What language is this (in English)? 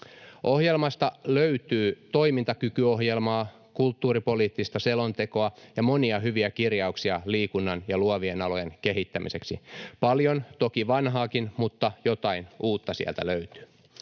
Finnish